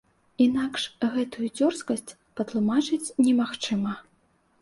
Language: Belarusian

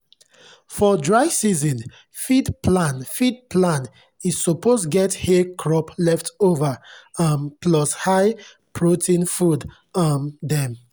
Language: Nigerian Pidgin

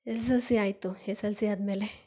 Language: Kannada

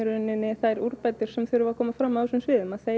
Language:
Icelandic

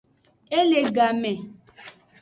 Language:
Aja (Benin)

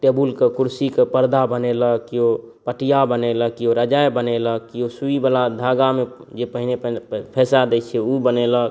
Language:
Maithili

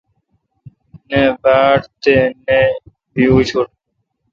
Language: Kalkoti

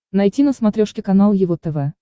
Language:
Russian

